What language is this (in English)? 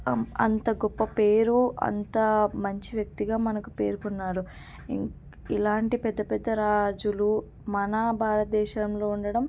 Telugu